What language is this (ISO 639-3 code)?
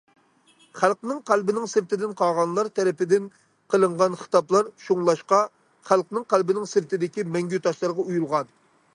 uig